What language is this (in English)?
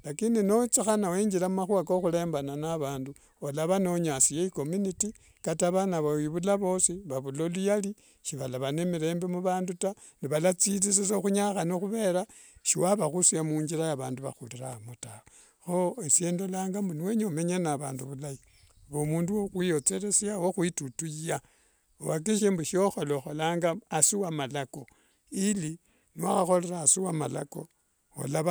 Wanga